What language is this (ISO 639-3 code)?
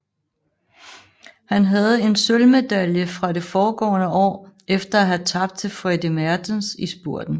dan